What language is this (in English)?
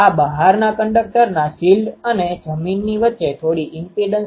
Gujarati